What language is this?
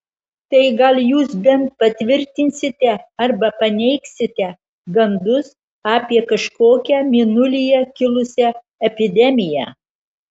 Lithuanian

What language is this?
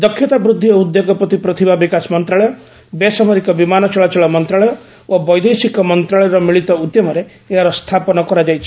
Odia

